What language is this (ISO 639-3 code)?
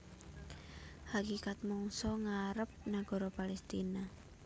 jav